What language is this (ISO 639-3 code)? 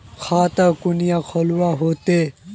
mag